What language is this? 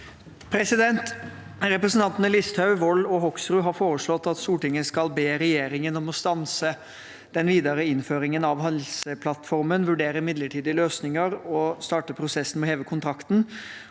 Norwegian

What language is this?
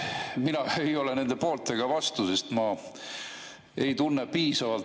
Estonian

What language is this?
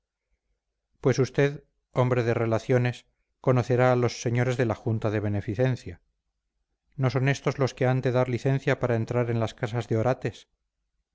Spanish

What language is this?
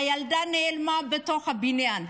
Hebrew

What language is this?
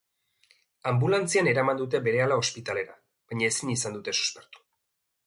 Basque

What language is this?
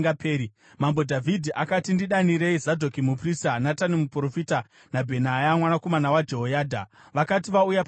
Shona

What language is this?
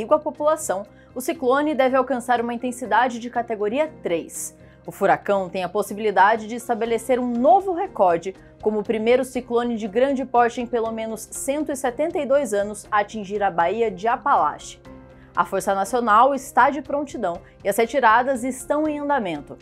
Portuguese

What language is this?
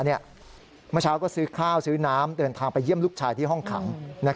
Thai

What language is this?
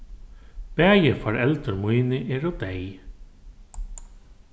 Faroese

